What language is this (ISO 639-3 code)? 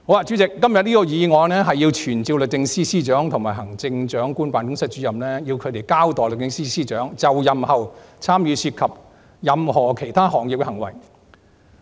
yue